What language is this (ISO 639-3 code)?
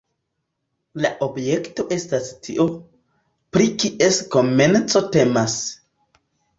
epo